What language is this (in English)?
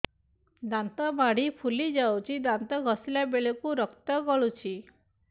Odia